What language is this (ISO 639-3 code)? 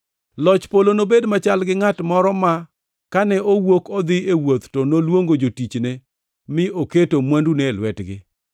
luo